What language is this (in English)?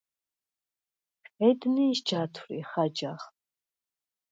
Svan